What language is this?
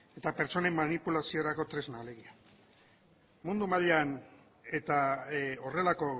Basque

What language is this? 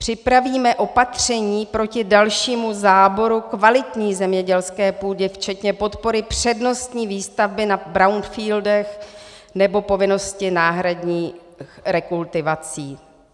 Czech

